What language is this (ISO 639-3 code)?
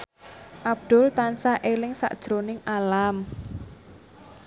jav